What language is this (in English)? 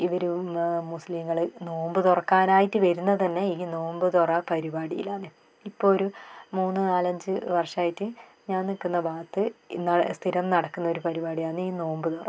Malayalam